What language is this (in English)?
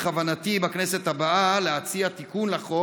Hebrew